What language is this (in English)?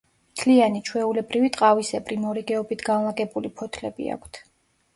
Georgian